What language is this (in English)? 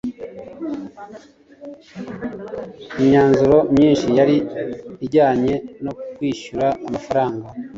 Kinyarwanda